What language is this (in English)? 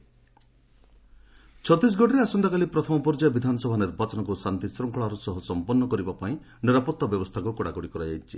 Odia